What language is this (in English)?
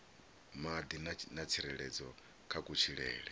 Venda